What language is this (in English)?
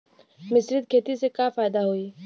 Bhojpuri